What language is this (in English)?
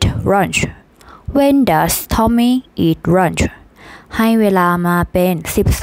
Thai